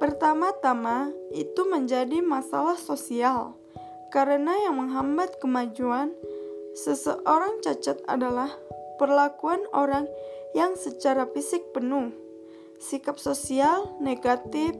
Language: Indonesian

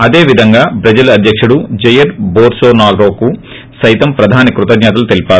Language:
Telugu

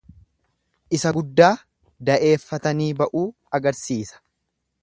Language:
Oromo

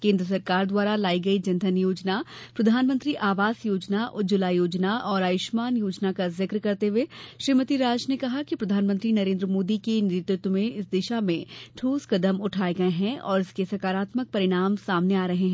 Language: Hindi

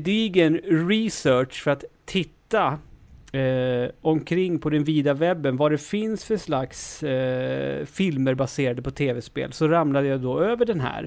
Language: Swedish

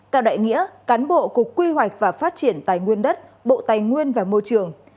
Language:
Vietnamese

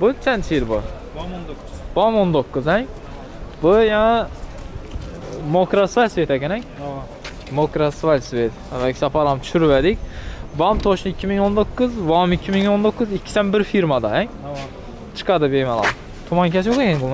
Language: Turkish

